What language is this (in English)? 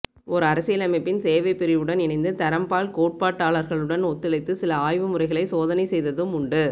Tamil